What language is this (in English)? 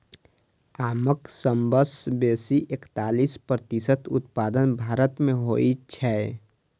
Maithili